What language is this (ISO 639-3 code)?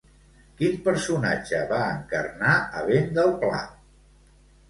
cat